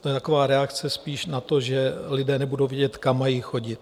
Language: Czech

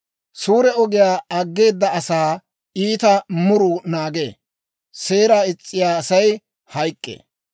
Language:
Dawro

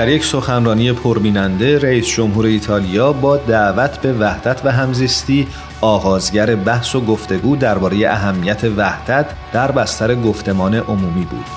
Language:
Persian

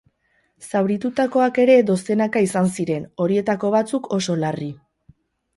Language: Basque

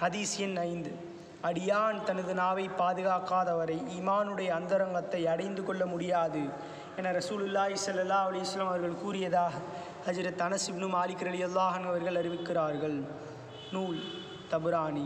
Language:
Tamil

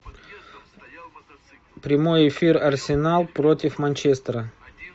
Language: Russian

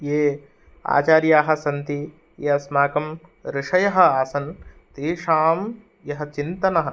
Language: Sanskrit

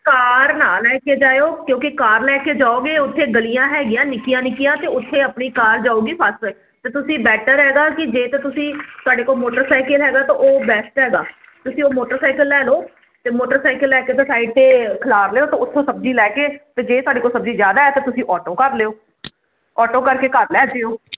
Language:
Punjabi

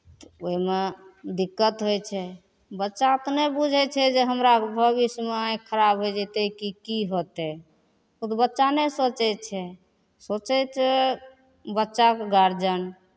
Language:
Maithili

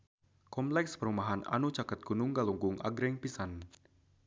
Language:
Sundanese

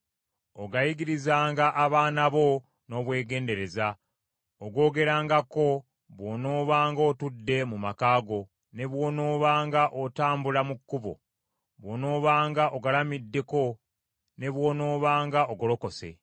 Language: Ganda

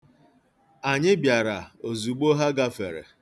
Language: Igbo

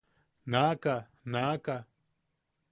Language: Yaqui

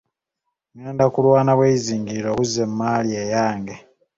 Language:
Ganda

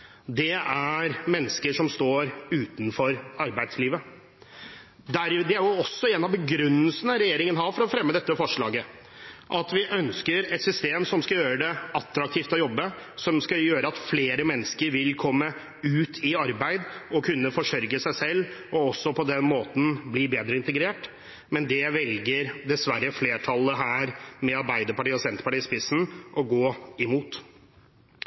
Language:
Norwegian Bokmål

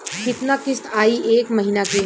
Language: Bhojpuri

